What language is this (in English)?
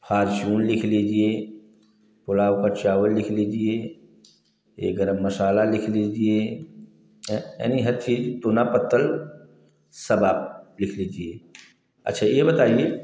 Hindi